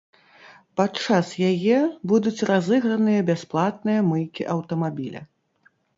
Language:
Belarusian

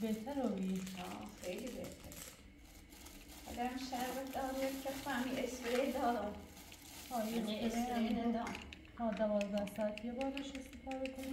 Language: Persian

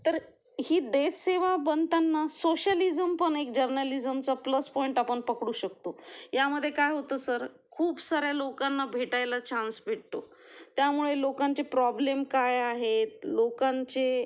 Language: Marathi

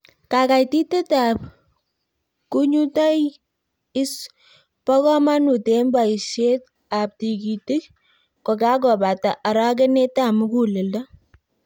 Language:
Kalenjin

